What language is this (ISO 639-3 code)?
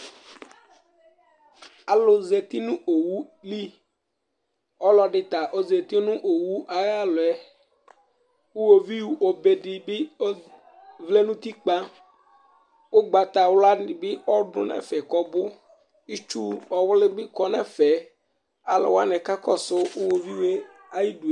kpo